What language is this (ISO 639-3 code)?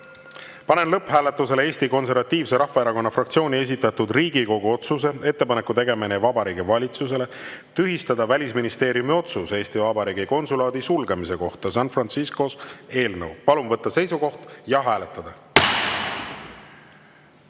est